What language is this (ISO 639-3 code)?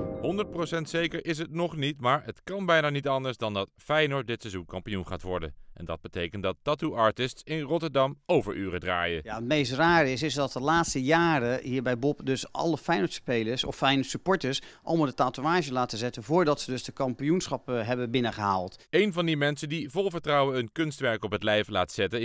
nld